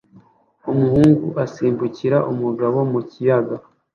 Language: Kinyarwanda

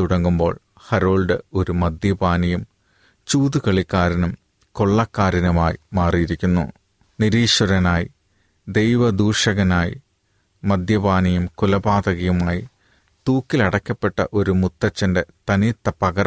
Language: Malayalam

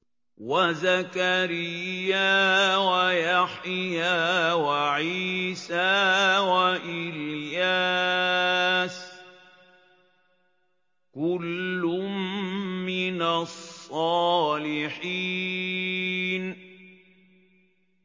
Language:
Arabic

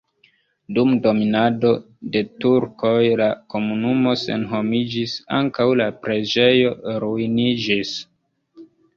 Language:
Esperanto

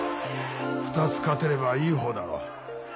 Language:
Japanese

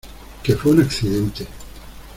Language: Spanish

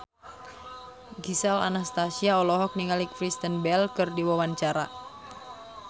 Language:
Sundanese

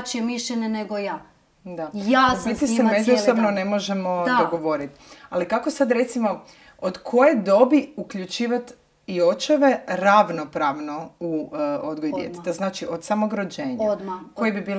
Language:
Croatian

